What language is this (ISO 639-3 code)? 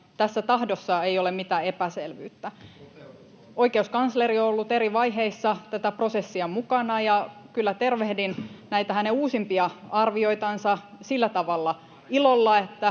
fin